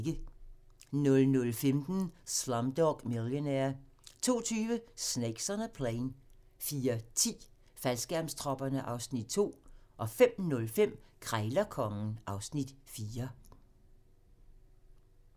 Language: Danish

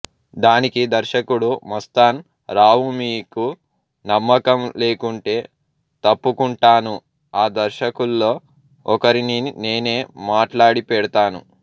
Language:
Telugu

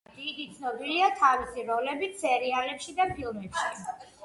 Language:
Georgian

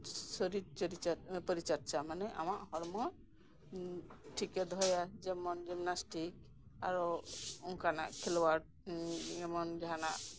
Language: Santali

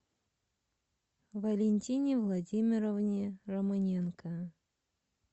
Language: Russian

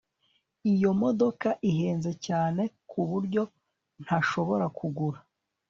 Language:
Kinyarwanda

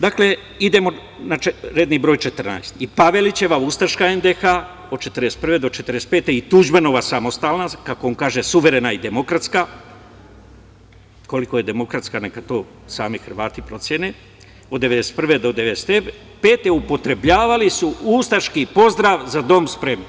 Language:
Serbian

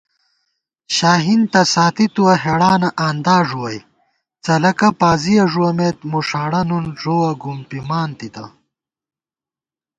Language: Gawar-Bati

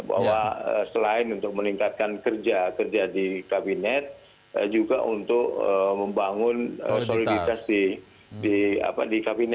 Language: Indonesian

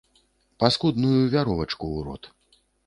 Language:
Belarusian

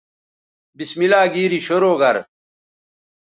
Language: Bateri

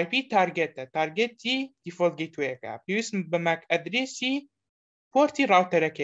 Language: Romanian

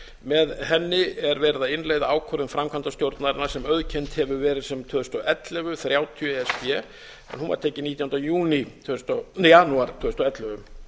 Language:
Icelandic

